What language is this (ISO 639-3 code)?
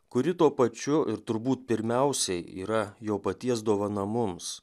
lit